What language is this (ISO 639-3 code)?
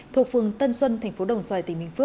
vie